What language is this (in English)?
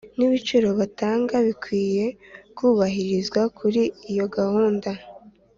Kinyarwanda